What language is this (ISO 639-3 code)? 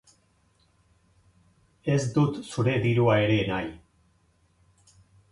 eus